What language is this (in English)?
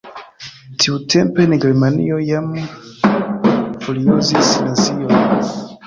Esperanto